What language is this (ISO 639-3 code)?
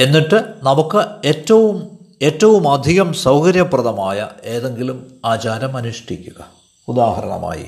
mal